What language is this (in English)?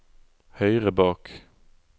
Norwegian